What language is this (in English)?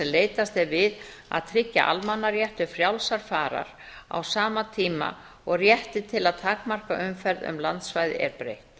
Icelandic